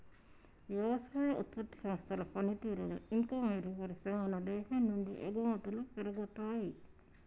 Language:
Telugu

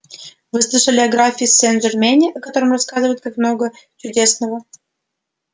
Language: Russian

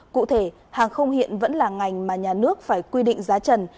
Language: Vietnamese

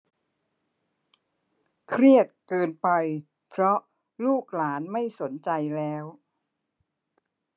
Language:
Thai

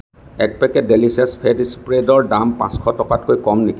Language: Assamese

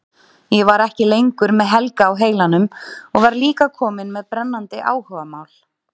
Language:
Icelandic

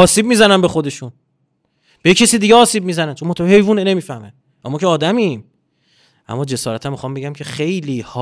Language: Persian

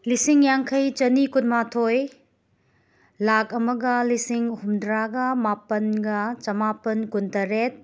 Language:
Manipuri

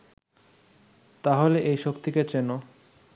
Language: Bangla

